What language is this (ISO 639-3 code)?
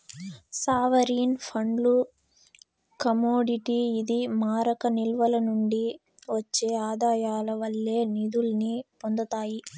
tel